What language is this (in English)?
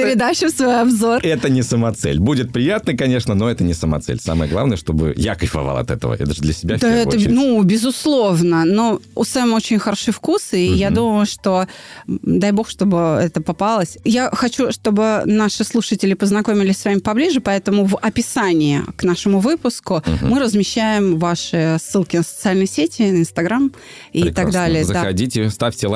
Russian